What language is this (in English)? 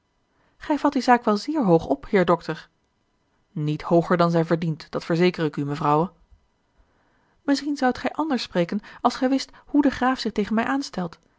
Dutch